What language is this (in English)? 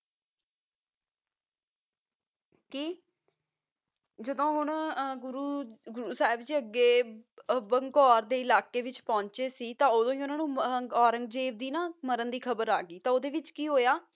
Punjabi